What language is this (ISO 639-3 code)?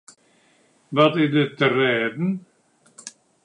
fry